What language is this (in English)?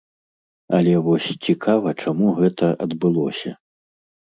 Belarusian